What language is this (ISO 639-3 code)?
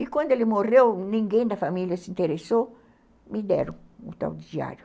por